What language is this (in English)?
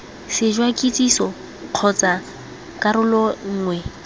Tswana